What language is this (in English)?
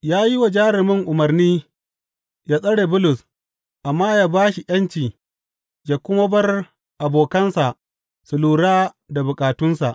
Hausa